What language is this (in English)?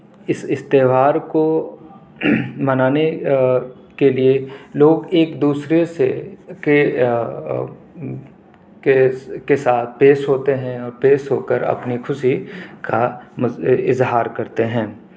Urdu